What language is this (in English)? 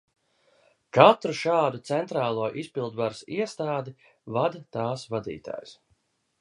Latvian